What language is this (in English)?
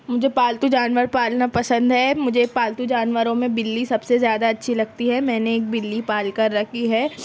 Urdu